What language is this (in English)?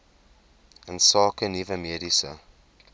Afrikaans